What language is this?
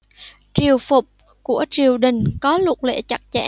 Vietnamese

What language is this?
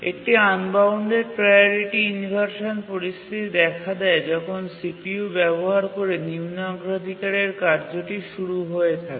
Bangla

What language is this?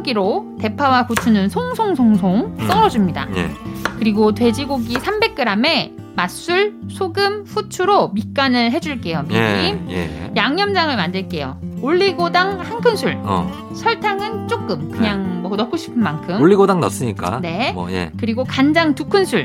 Korean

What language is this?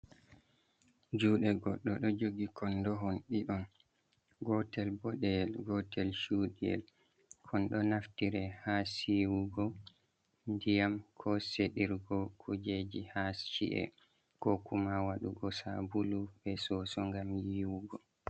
Fula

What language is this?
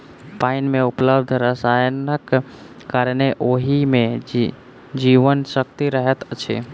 Maithili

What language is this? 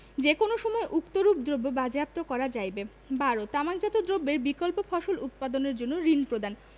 Bangla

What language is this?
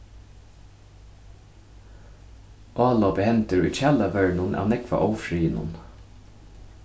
Faroese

